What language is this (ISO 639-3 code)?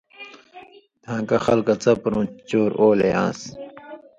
mvy